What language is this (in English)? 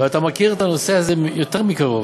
Hebrew